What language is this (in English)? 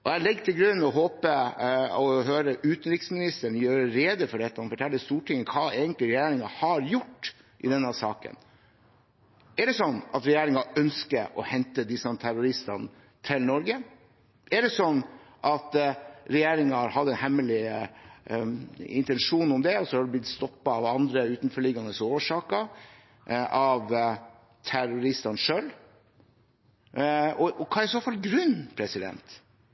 Norwegian Bokmål